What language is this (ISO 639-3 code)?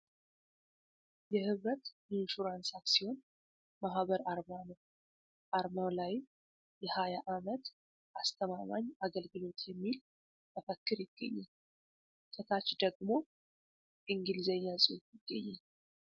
amh